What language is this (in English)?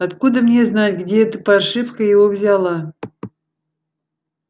Russian